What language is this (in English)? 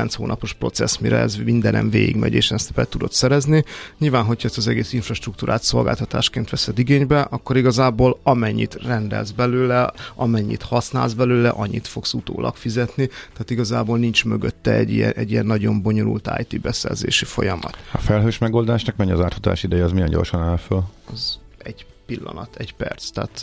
Hungarian